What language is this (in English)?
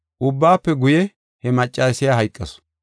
Gofa